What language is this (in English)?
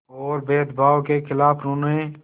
Hindi